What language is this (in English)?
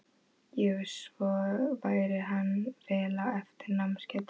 Icelandic